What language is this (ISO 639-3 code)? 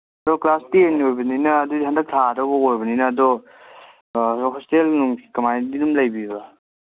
mni